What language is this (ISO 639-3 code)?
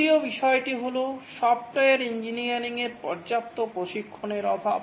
ben